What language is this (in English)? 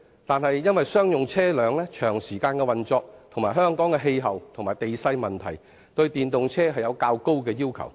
Cantonese